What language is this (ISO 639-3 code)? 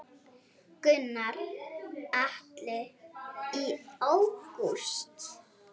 isl